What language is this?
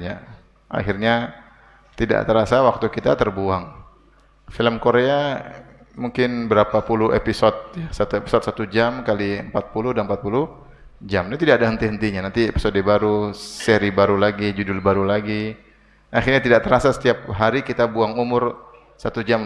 Indonesian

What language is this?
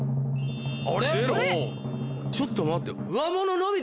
Japanese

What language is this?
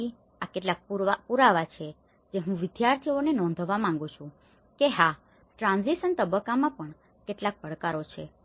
Gujarati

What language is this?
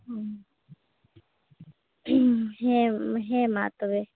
Santali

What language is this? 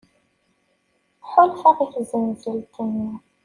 Kabyle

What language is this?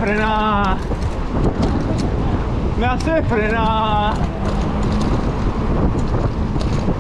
Spanish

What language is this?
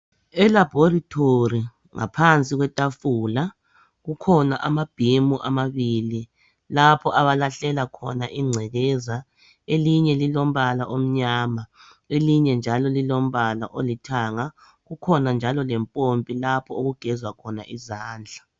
North Ndebele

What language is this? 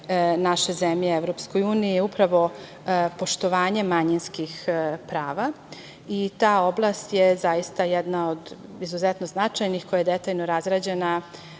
Serbian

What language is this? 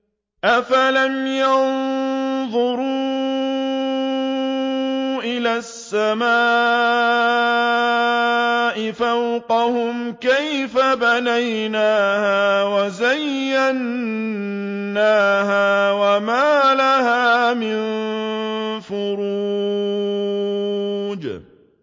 Arabic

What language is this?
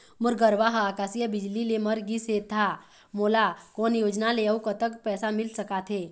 Chhattisgarhi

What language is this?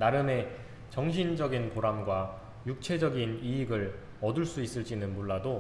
Korean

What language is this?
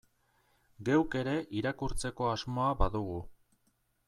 Basque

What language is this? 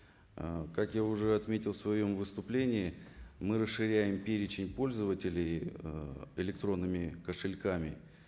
Kazakh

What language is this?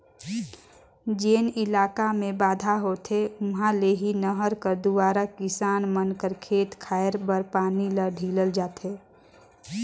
Chhattisgarhi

